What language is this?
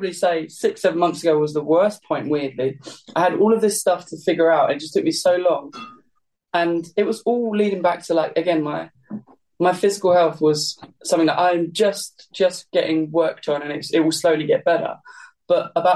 English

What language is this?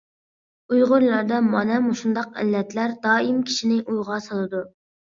Uyghur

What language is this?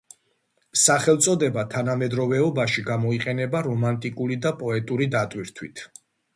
Georgian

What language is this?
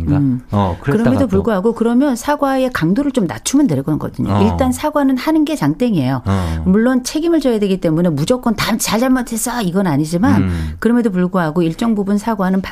Korean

